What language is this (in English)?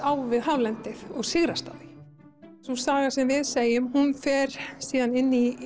Icelandic